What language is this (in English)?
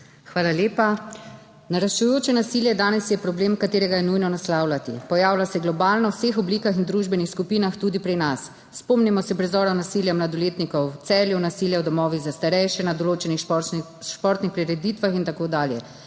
Slovenian